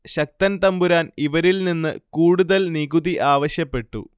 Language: Malayalam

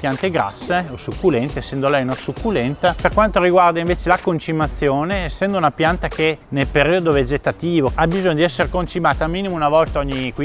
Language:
Italian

